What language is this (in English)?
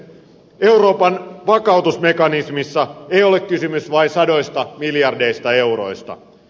Finnish